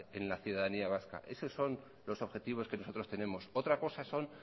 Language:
Spanish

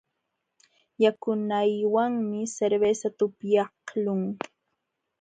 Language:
Jauja Wanca Quechua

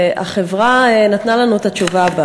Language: Hebrew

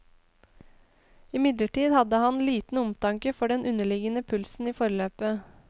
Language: Norwegian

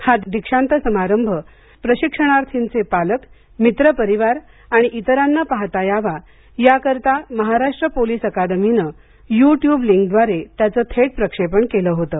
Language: Marathi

